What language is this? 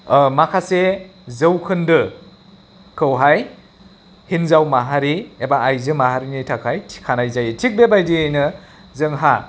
Bodo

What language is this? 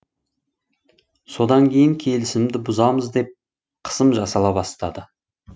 Kazakh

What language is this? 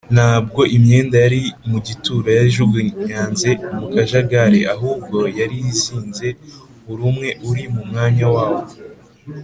Kinyarwanda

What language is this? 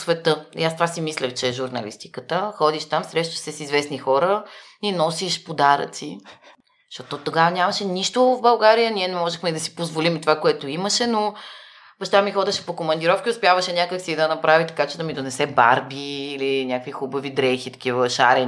Bulgarian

